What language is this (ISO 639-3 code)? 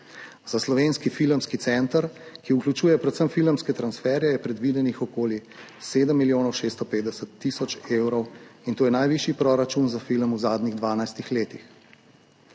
slv